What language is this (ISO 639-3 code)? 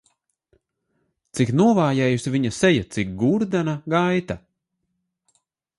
lav